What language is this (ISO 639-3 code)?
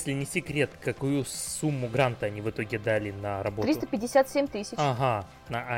rus